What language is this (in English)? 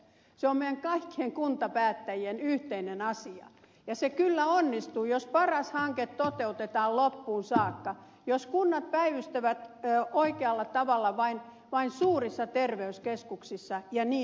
Finnish